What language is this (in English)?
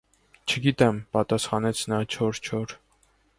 Armenian